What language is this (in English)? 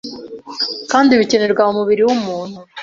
Kinyarwanda